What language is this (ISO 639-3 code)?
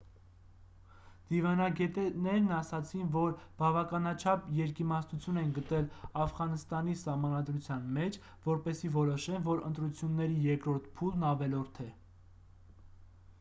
hye